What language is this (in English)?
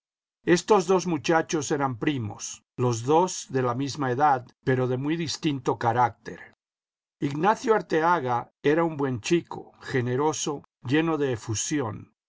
Spanish